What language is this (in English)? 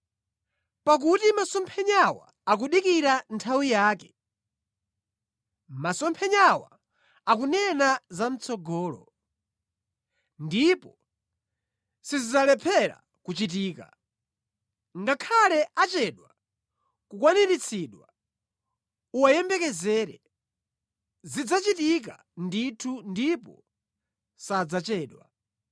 Nyanja